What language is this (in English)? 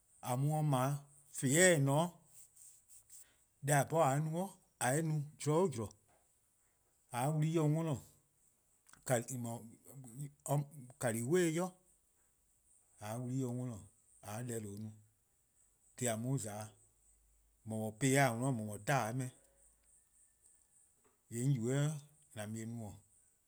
Eastern Krahn